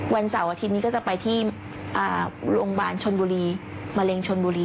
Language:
Thai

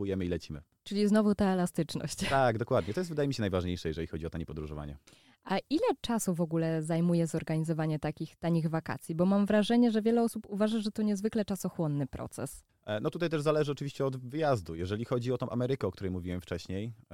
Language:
Polish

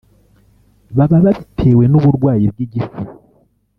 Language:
Kinyarwanda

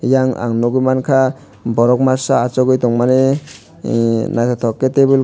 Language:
Kok Borok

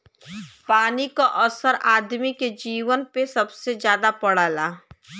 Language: Bhojpuri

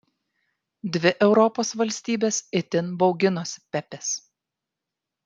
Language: Lithuanian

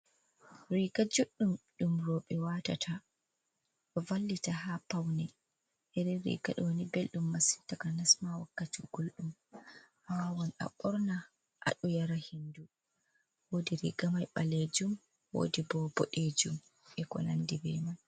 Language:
Fula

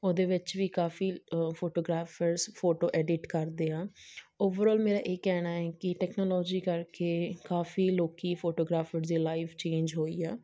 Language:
Punjabi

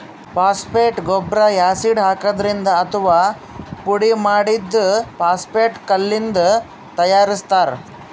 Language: Kannada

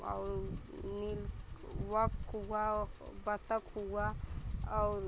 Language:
Hindi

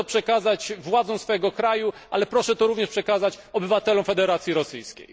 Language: Polish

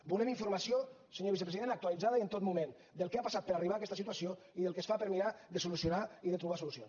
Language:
Catalan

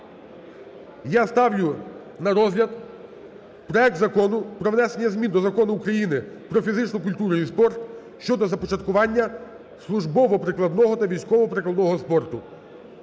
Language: Ukrainian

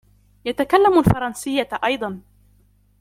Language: Arabic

